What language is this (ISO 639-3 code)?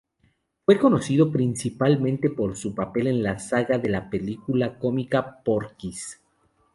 spa